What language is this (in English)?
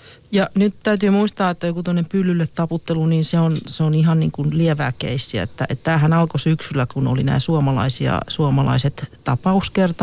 Finnish